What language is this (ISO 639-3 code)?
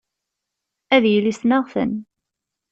kab